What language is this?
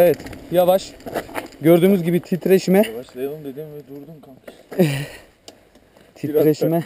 Turkish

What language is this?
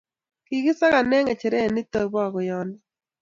Kalenjin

